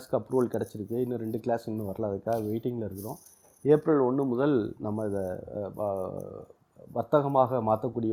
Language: Tamil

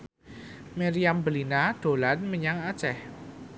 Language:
Javanese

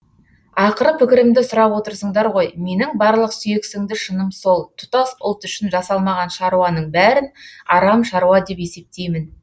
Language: Kazakh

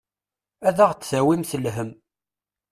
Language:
Kabyle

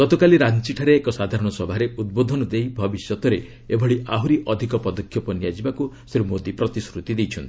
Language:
Odia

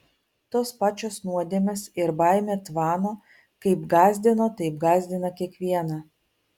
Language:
Lithuanian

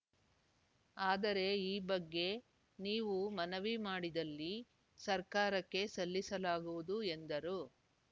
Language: Kannada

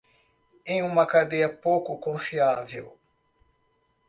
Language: Portuguese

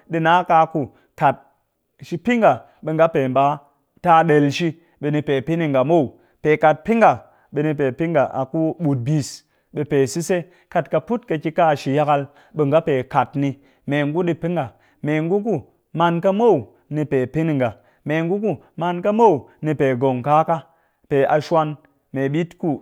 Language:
Cakfem-Mushere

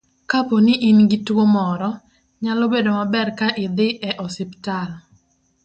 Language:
Luo (Kenya and Tanzania)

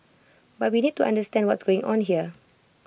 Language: English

